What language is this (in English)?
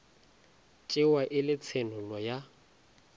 Northern Sotho